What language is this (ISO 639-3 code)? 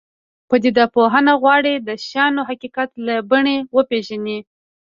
pus